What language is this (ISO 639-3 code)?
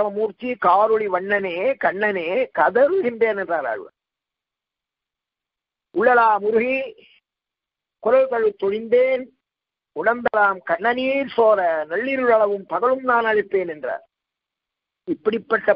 hin